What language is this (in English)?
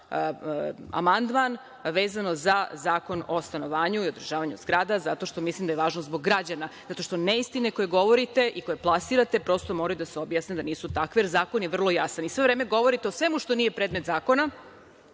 Serbian